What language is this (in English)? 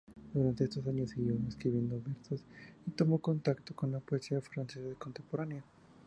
Spanish